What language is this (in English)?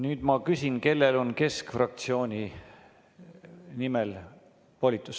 Estonian